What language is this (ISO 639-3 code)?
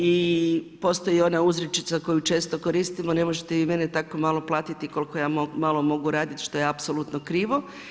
hrv